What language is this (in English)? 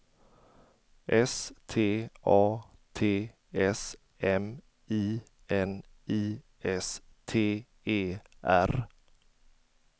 Swedish